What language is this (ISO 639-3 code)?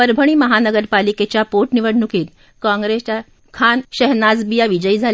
mar